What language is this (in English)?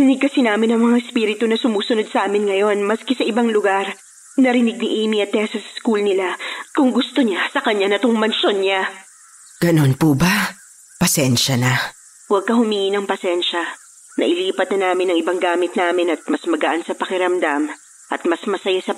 Filipino